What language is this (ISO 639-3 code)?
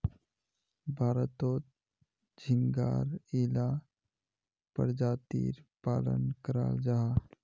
mag